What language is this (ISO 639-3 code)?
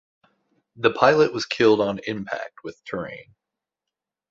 eng